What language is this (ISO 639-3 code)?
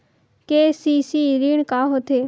hne